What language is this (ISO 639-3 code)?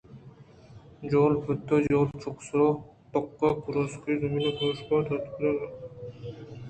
bgp